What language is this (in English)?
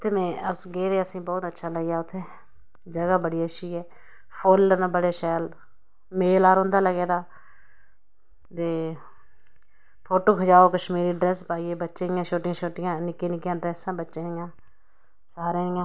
Dogri